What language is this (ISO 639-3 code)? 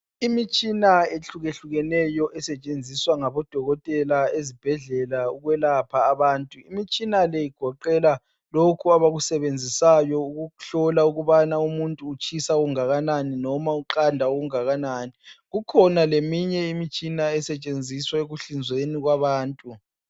nde